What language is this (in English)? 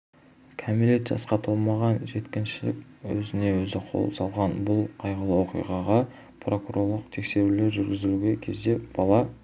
Kazakh